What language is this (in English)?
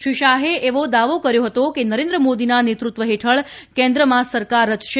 Gujarati